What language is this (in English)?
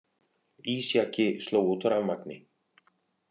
Icelandic